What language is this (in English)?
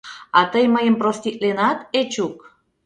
Mari